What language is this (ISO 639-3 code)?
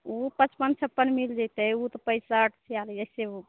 mai